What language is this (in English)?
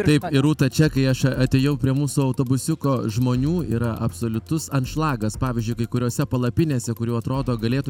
Lithuanian